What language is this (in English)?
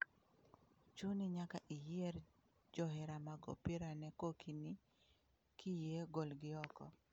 Luo (Kenya and Tanzania)